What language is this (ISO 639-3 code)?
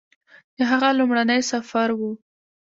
pus